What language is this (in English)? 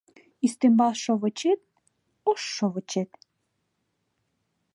Mari